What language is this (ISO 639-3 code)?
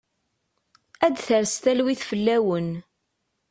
kab